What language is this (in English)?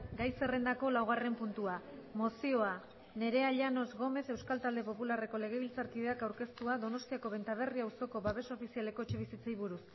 Basque